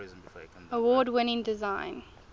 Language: English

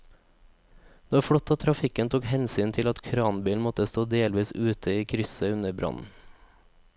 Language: Norwegian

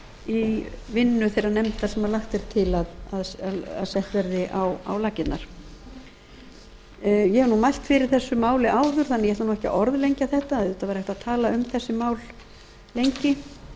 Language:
Icelandic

